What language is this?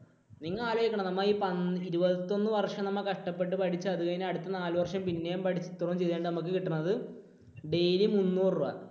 Malayalam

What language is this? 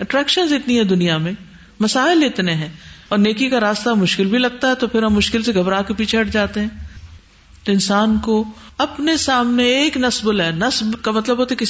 Urdu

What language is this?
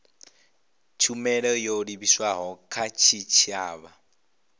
Venda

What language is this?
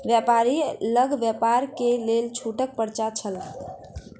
Maithili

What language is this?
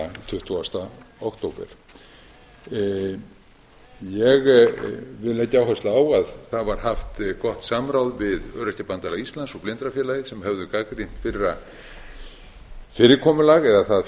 Icelandic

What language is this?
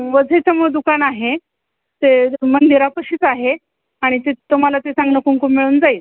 Marathi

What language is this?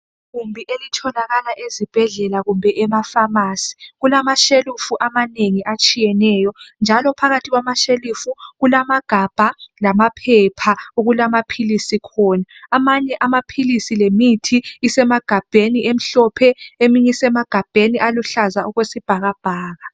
North Ndebele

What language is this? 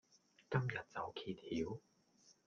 Cantonese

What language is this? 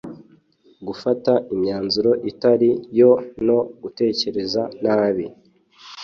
Kinyarwanda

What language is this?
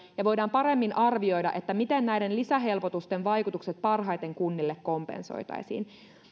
Finnish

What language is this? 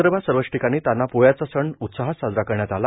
Marathi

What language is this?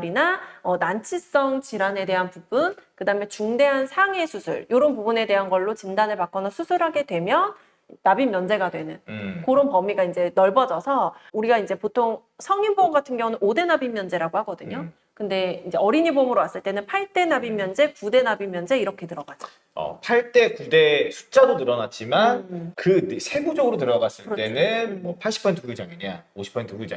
Korean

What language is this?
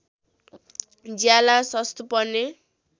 Nepali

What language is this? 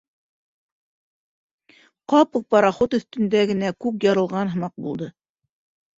Bashkir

